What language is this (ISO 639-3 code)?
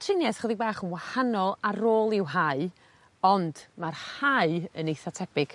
cym